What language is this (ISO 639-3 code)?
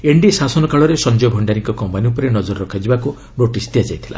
ori